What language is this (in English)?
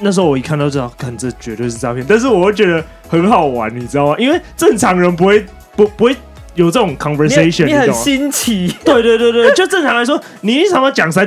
Chinese